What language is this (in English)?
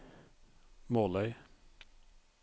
Norwegian